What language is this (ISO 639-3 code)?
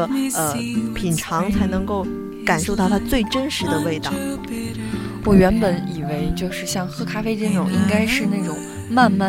zho